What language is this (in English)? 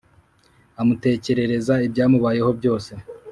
Kinyarwanda